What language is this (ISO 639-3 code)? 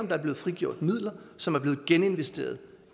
dan